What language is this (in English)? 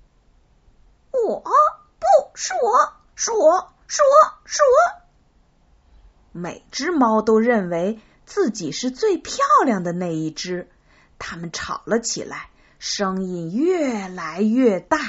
Chinese